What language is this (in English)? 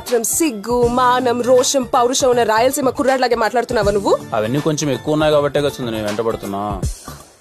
Telugu